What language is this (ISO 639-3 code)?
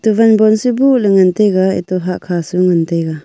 nnp